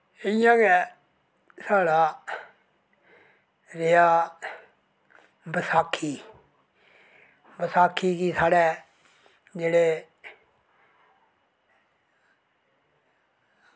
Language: Dogri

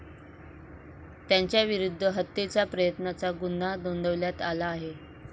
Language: Marathi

